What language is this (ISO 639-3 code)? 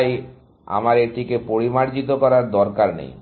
ben